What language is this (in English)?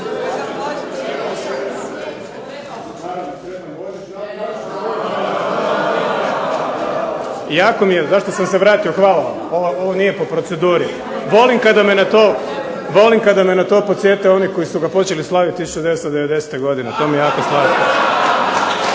Croatian